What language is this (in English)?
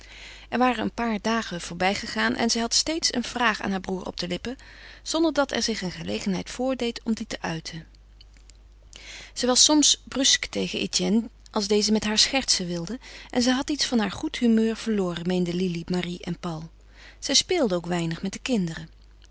Dutch